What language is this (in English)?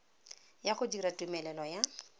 Tswana